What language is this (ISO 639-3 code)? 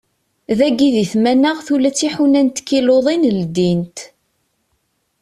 kab